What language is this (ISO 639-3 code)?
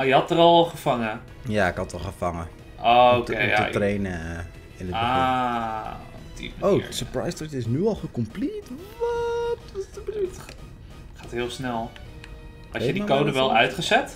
nld